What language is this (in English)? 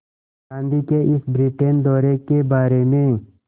Hindi